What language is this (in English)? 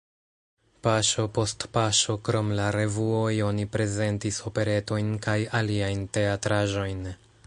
Esperanto